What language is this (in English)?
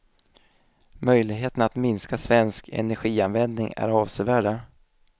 Swedish